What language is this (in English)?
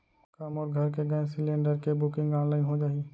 Chhattisgarhi